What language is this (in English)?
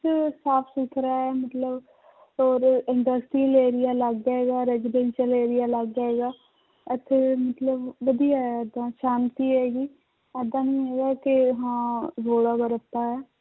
Punjabi